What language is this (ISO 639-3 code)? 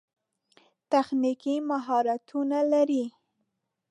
pus